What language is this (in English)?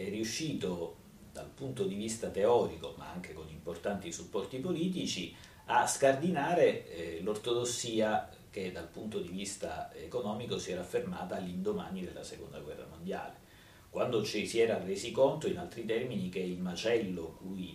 Italian